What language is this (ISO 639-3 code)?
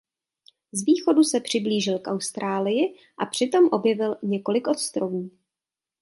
ces